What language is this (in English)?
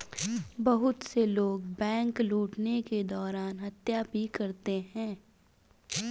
Hindi